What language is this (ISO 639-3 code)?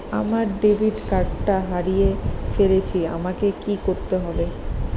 ben